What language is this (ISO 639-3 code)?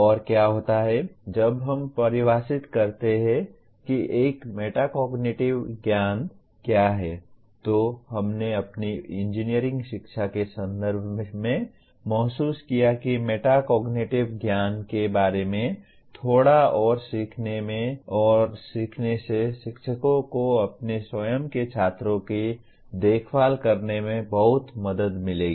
hin